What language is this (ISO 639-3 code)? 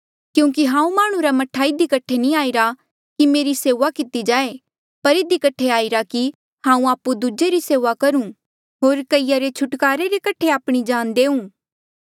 mjl